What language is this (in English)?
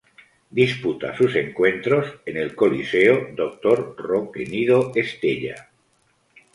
Spanish